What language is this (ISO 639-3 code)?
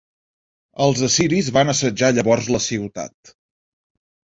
cat